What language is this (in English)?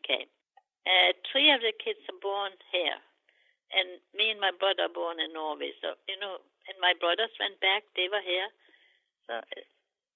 English